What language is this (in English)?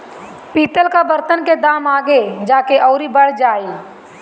Bhojpuri